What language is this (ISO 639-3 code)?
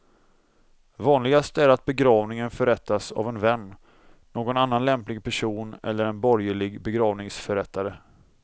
swe